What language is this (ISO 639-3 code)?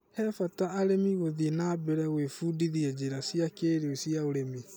kik